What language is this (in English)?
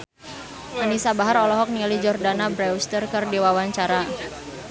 Sundanese